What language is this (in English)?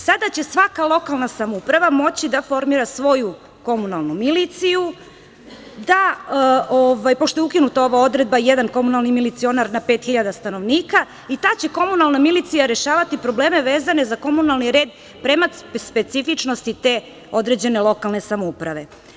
Serbian